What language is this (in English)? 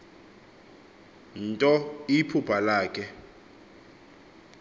Xhosa